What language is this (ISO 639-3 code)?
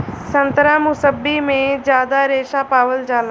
bho